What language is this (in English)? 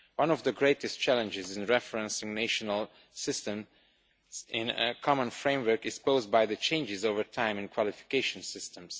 English